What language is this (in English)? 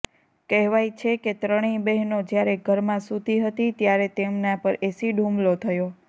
Gujarati